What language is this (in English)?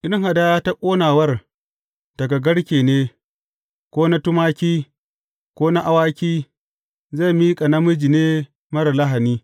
Hausa